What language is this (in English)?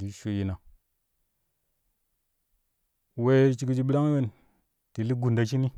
Kushi